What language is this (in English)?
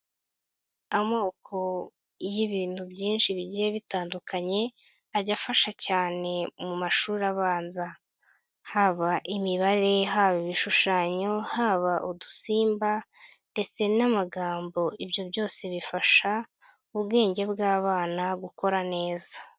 Kinyarwanda